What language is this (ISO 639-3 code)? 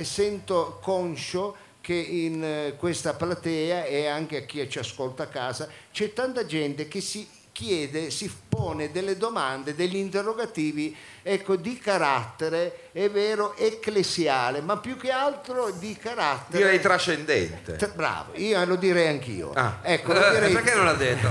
ita